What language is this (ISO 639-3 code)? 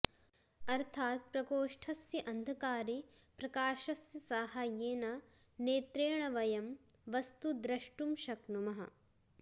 san